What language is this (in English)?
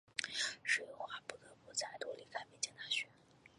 Chinese